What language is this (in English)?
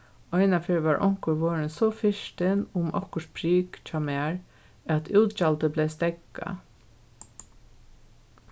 Faroese